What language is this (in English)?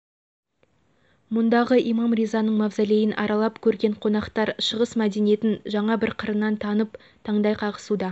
Kazakh